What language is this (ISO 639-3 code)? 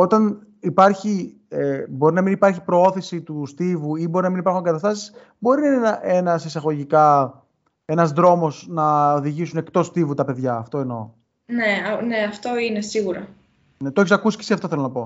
ell